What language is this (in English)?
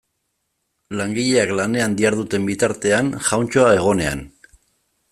Basque